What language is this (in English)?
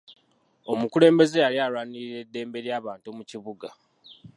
Ganda